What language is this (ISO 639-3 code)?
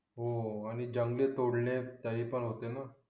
mar